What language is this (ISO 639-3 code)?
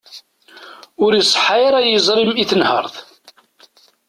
kab